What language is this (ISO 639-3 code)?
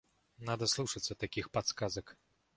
rus